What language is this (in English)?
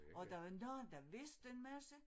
Danish